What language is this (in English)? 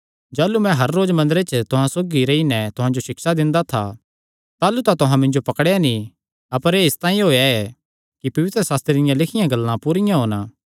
Kangri